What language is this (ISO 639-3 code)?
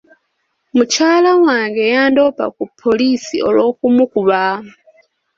lug